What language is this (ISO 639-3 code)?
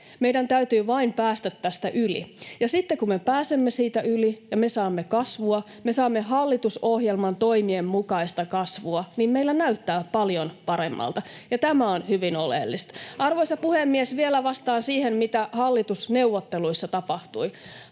fin